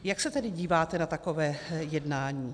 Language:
Czech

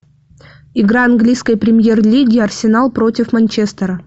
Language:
Russian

